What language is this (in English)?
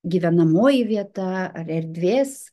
Lithuanian